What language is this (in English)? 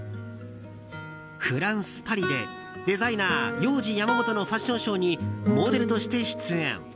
Japanese